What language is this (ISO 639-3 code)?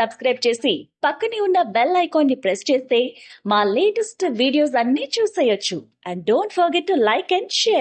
tel